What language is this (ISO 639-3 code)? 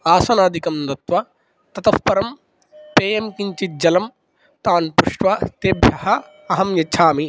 san